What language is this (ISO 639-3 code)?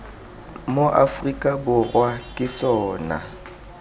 tsn